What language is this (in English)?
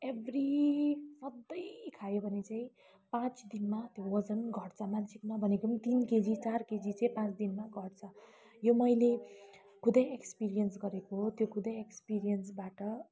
Nepali